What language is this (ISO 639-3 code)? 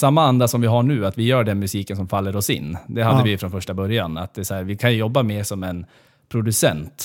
swe